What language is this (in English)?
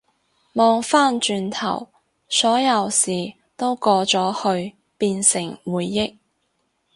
Cantonese